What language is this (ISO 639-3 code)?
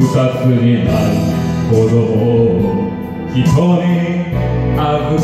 ron